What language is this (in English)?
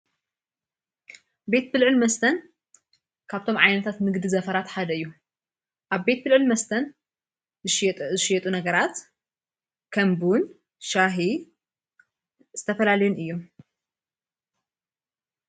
Tigrinya